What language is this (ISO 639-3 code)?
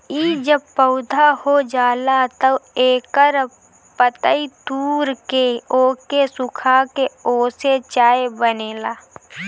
bho